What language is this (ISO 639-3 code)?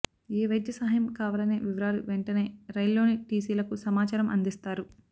tel